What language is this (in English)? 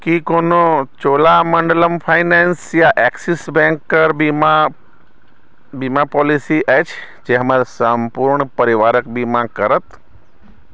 Maithili